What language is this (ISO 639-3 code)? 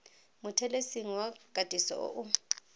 tsn